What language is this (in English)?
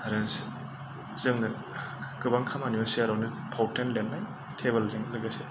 Bodo